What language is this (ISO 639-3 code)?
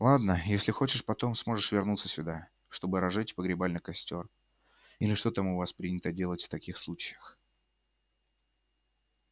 rus